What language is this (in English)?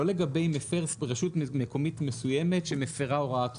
Hebrew